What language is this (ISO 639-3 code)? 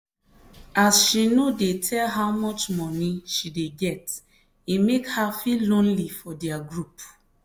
pcm